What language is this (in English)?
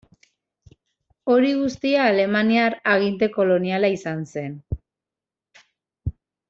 Basque